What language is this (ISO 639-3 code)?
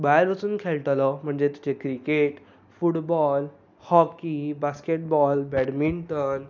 kok